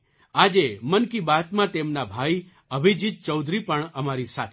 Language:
Gujarati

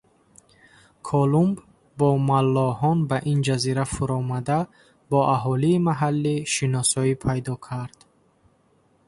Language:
Tajik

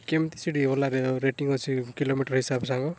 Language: Odia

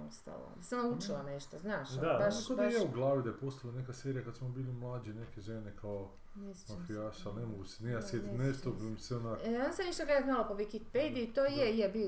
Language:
Croatian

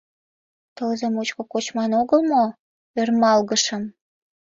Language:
Mari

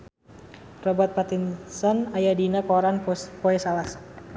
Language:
Sundanese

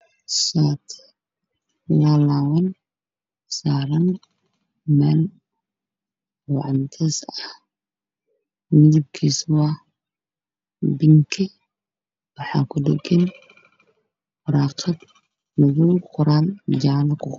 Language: Somali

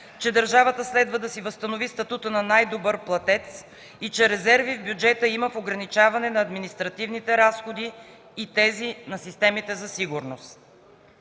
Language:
Bulgarian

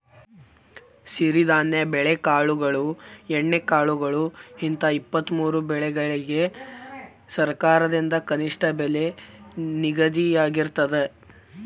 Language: Kannada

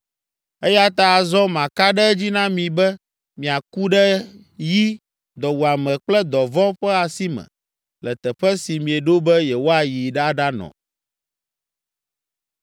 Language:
Ewe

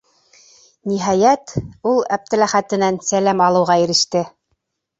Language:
Bashkir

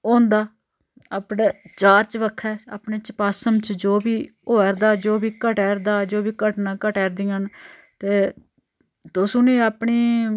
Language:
Dogri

